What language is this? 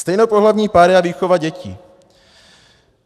Czech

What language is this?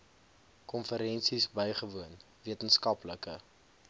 Afrikaans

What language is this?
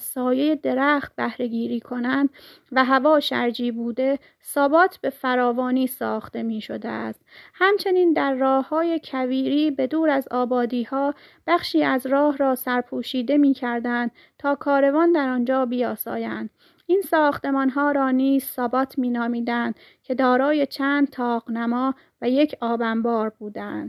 Persian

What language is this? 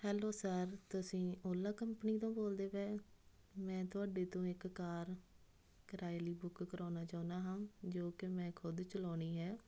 Punjabi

